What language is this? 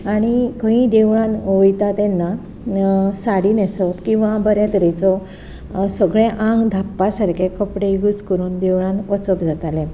Konkani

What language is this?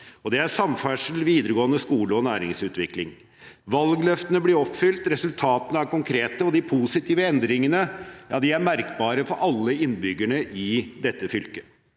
Norwegian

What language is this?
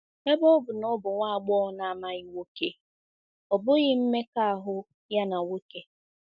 Igbo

